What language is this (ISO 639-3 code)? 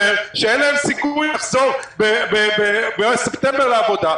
heb